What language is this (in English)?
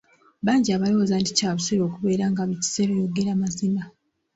Ganda